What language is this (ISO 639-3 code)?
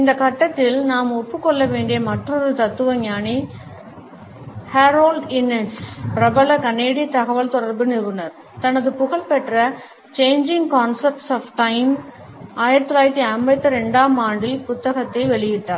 tam